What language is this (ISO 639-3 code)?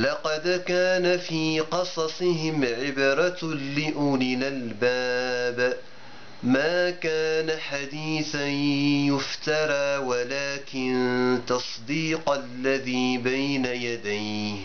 ara